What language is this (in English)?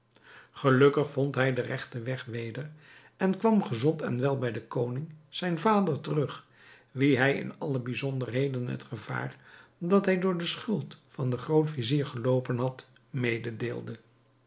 Dutch